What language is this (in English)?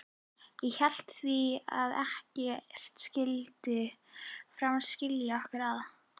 Icelandic